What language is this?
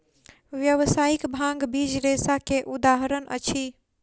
Maithili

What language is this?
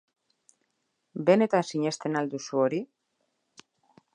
Basque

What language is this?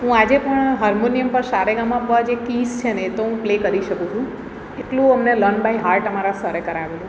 Gujarati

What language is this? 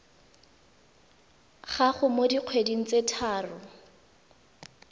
Tswana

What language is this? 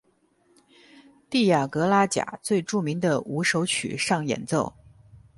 Chinese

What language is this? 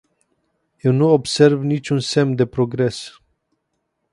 Romanian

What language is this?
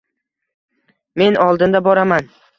Uzbek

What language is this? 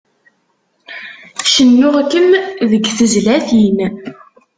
Kabyle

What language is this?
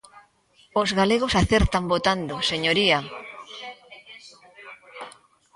Galician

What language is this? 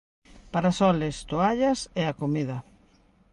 Galician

